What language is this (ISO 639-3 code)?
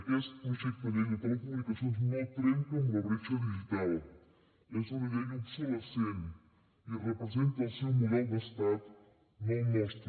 cat